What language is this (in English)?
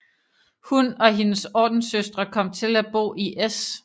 Danish